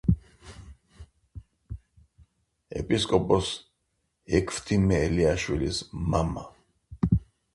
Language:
Georgian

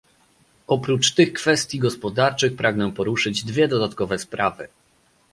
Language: Polish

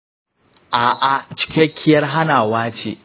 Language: Hausa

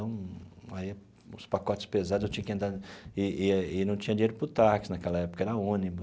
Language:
Portuguese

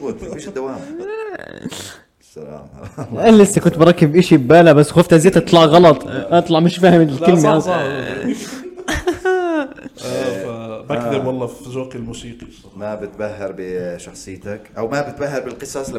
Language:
Arabic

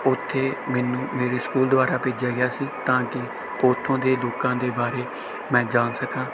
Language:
Punjabi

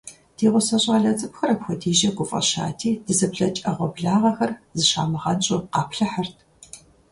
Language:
Kabardian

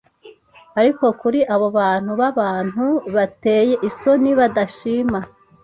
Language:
Kinyarwanda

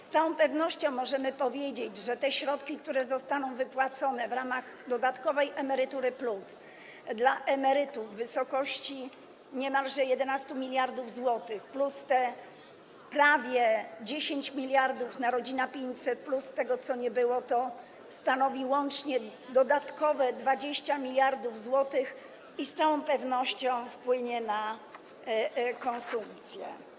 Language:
Polish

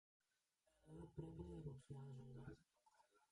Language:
Greek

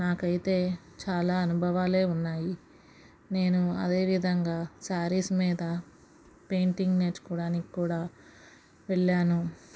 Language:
Telugu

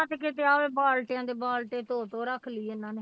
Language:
Punjabi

